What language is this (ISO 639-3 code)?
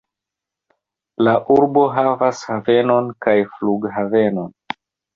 epo